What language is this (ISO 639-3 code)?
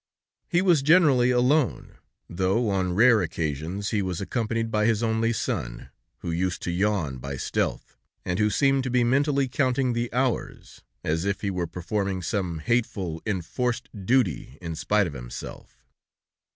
eng